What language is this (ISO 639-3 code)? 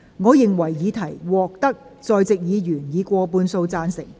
yue